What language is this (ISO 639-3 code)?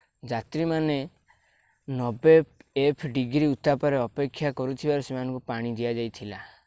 ori